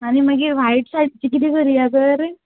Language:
Konkani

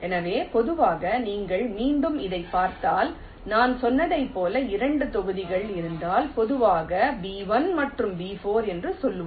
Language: Tamil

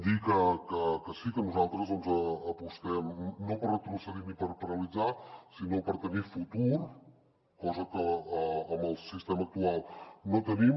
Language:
Catalan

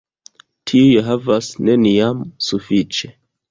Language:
Esperanto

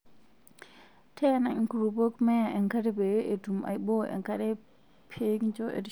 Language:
Masai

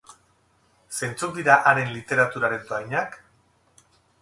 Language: Basque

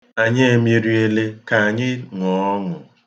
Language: Igbo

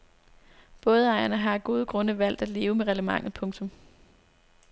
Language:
Danish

